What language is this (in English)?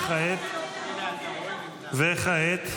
Hebrew